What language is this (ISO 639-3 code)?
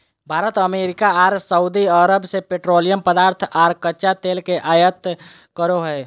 mag